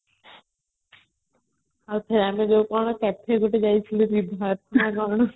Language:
Odia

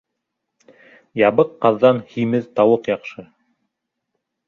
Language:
Bashkir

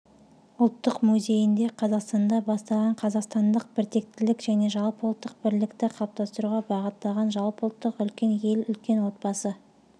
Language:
Kazakh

